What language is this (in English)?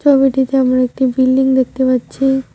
Bangla